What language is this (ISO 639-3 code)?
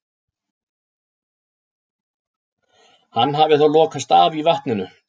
isl